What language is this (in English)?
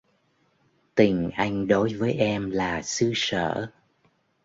Vietnamese